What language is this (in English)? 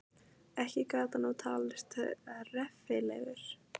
Icelandic